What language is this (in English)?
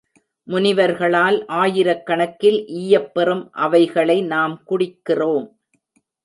Tamil